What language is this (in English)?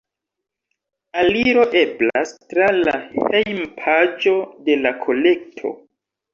Esperanto